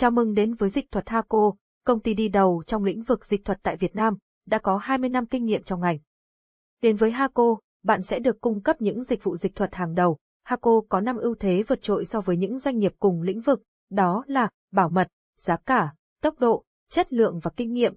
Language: Vietnamese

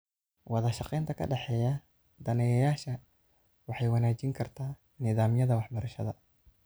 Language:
Somali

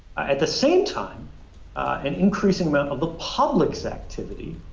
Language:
English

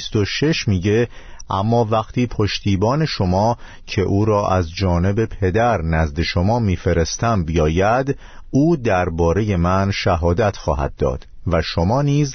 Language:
Persian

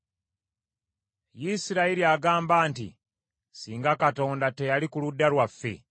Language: Ganda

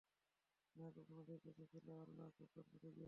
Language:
Bangla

